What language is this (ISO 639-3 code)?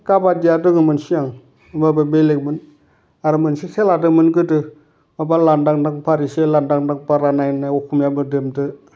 brx